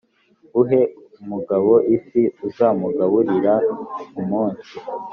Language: Kinyarwanda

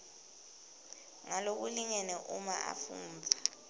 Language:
Swati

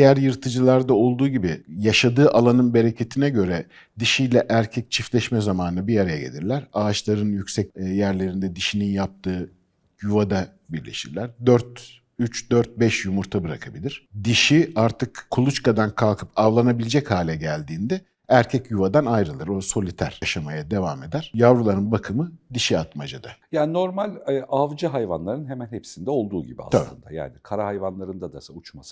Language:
Turkish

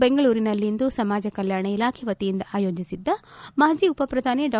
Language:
Kannada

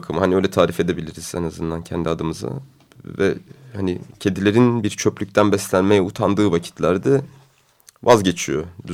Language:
Turkish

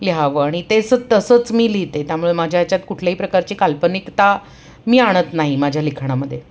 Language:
Marathi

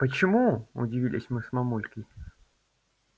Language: Russian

